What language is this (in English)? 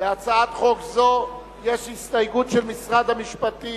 Hebrew